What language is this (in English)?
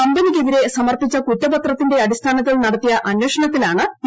Malayalam